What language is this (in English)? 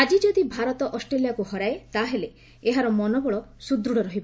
Odia